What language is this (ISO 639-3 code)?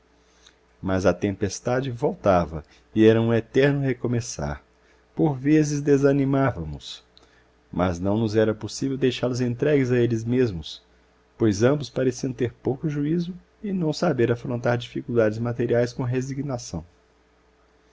por